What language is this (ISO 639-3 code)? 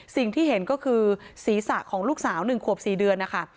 tha